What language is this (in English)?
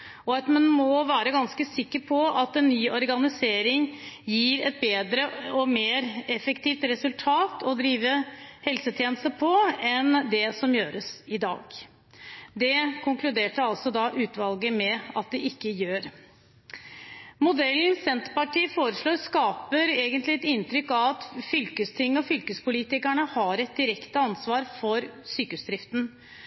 Norwegian Bokmål